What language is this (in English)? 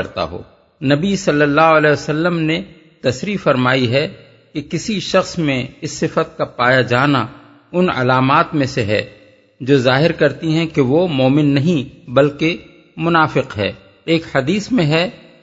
Urdu